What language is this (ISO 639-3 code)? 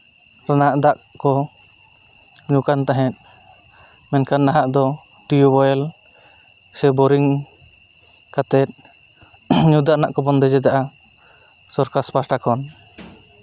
sat